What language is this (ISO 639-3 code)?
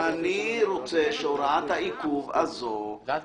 heb